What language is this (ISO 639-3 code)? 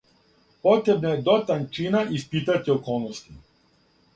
srp